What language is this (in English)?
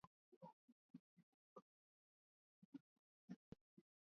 Swahili